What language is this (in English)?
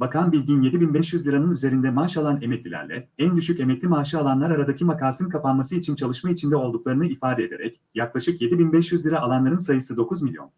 Turkish